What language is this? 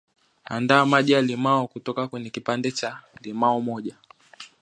Swahili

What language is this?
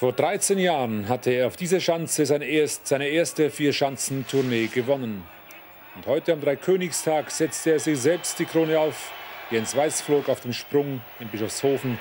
German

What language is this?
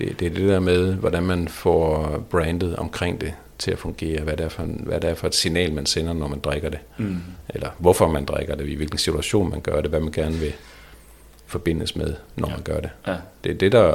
Danish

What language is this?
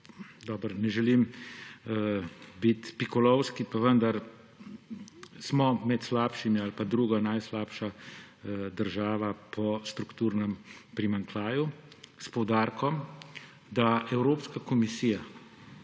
Slovenian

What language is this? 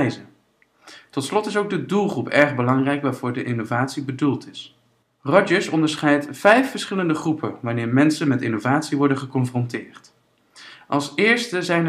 Dutch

